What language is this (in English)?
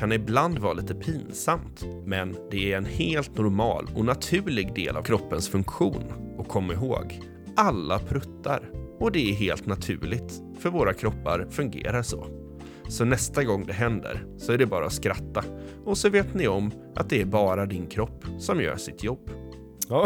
Swedish